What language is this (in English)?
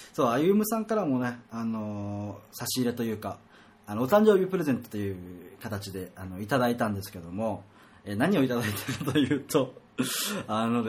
Japanese